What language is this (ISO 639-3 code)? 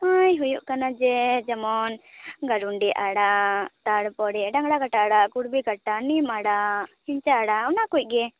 sat